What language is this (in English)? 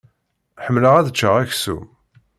Kabyle